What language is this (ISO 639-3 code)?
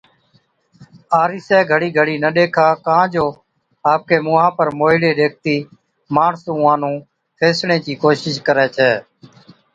odk